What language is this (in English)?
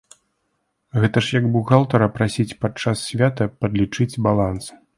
Belarusian